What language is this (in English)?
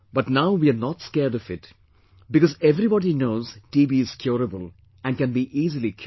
English